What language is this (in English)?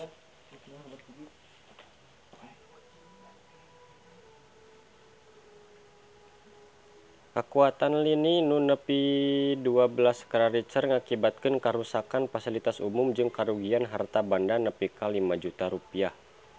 Sundanese